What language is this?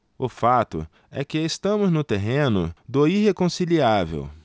Portuguese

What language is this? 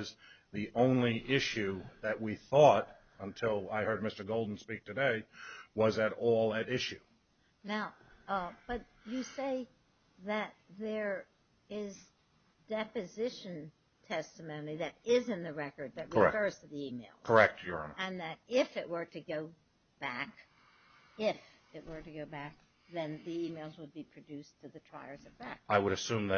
English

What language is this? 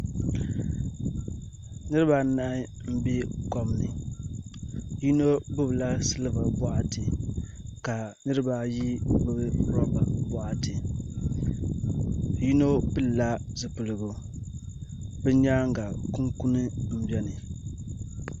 Dagbani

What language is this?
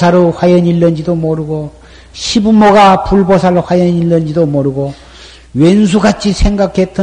Korean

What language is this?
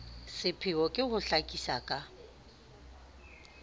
Southern Sotho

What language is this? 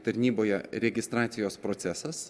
Lithuanian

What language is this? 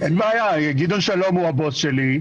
Hebrew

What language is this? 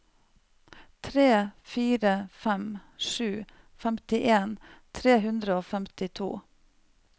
Norwegian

